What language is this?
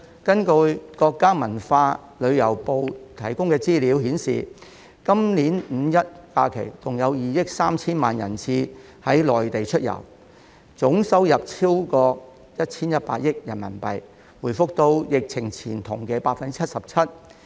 Cantonese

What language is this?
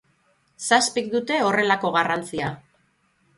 Basque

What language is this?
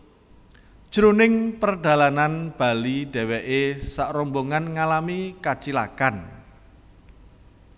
Javanese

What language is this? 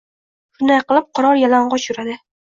Uzbek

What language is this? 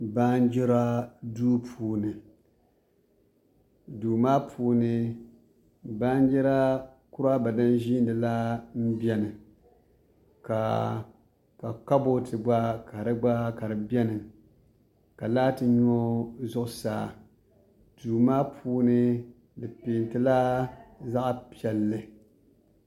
Dagbani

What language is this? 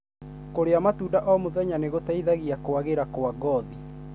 Kikuyu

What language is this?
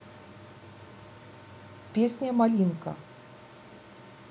Russian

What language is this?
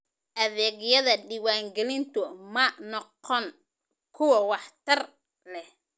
Somali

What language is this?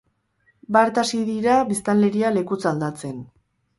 Basque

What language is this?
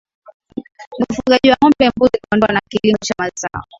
Swahili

